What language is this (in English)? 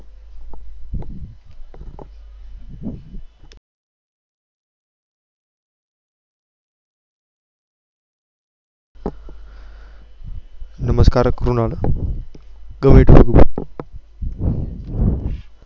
Gujarati